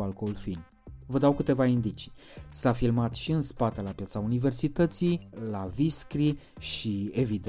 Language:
Romanian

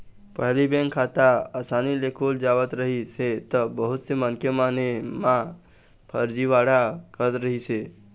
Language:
Chhattisgarhi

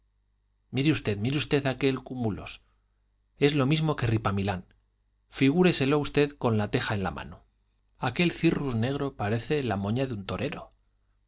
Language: Spanish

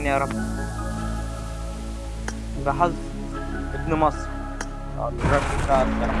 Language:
Arabic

